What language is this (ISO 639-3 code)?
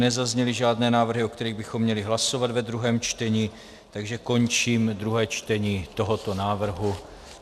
ces